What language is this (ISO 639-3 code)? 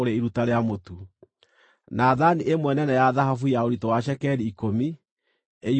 kik